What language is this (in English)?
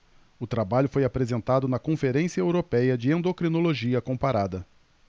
Portuguese